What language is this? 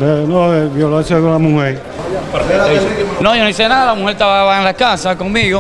Spanish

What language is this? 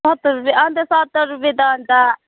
Nepali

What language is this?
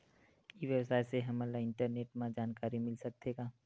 Chhattisgarhi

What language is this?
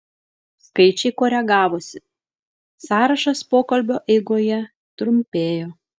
Lithuanian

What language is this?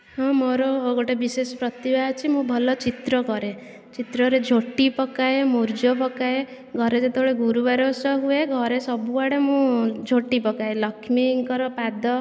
Odia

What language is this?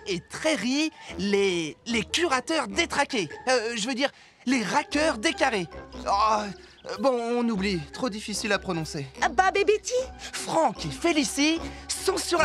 French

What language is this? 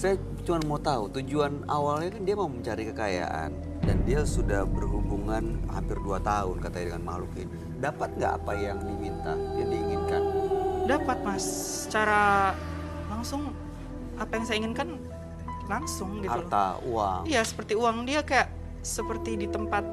Indonesian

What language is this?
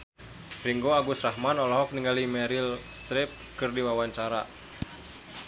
Sundanese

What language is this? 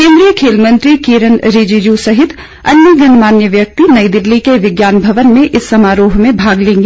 Hindi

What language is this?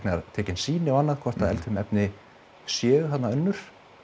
Icelandic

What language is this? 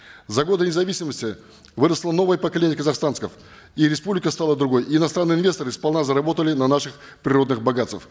Kazakh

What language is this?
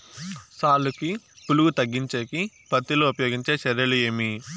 Telugu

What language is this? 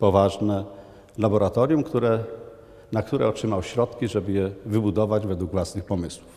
Polish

